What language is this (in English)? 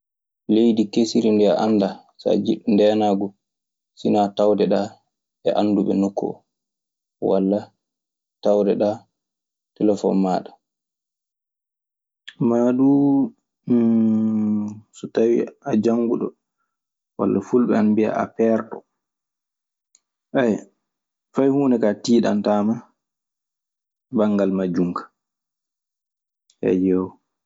Maasina Fulfulde